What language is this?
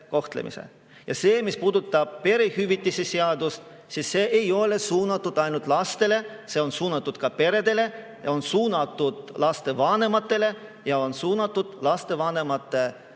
Estonian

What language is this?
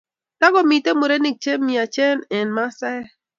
Kalenjin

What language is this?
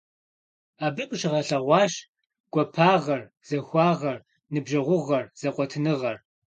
Kabardian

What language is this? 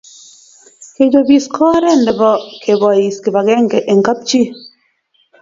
Kalenjin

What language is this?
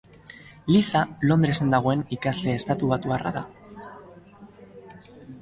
Basque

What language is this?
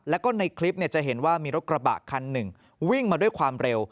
Thai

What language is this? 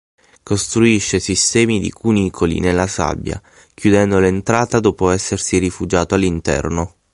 Italian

